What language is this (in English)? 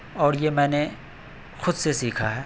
Urdu